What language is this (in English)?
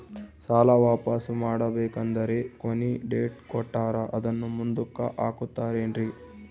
Kannada